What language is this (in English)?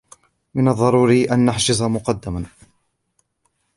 Arabic